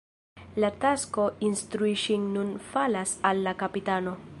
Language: Esperanto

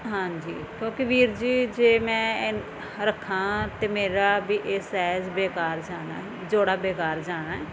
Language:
Punjabi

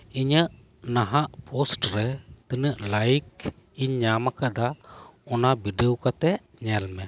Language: Santali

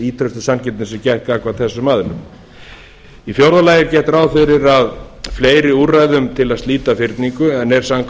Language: Icelandic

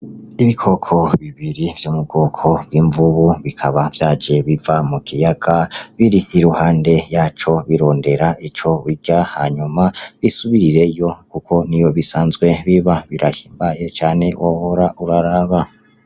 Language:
Rundi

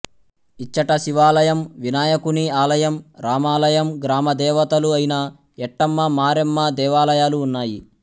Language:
Telugu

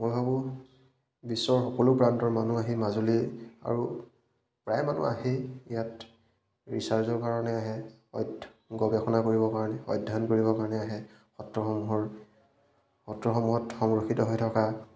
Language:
Assamese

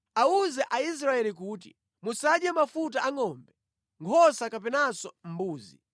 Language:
Nyanja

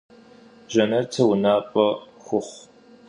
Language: Kabardian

